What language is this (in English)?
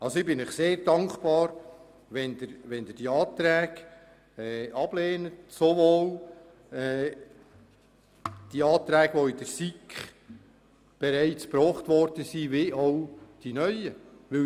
Swiss German